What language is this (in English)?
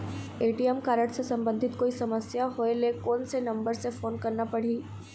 Chhattisgarhi